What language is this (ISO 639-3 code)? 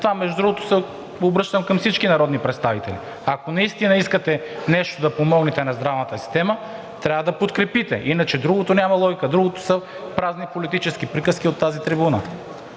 bul